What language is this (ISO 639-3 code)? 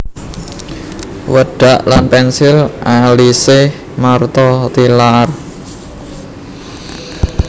jav